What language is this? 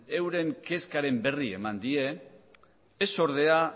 Basque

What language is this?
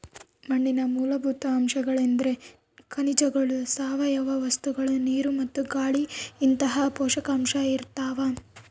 Kannada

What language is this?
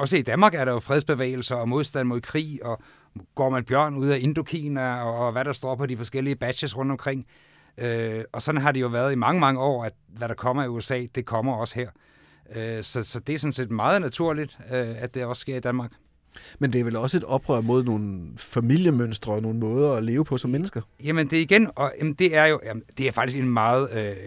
Danish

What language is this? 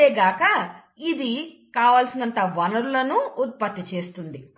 Telugu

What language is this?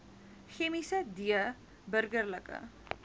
Afrikaans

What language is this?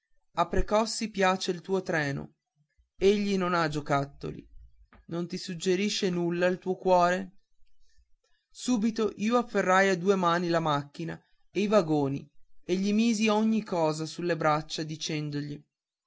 Italian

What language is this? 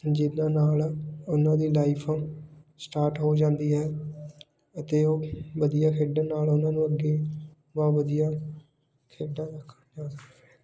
Punjabi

